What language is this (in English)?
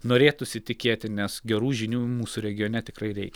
Lithuanian